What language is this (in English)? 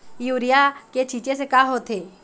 Chhattisgarhi